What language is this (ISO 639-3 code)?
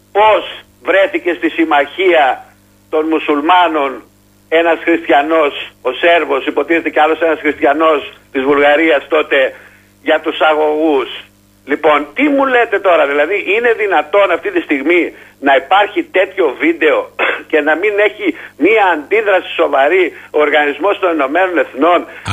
ell